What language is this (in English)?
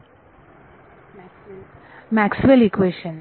Marathi